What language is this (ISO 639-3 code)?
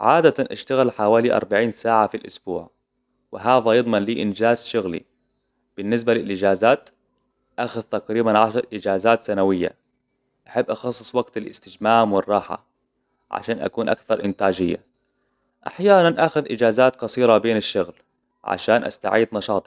acw